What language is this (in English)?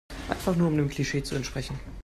German